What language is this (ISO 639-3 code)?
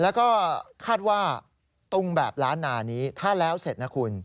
tha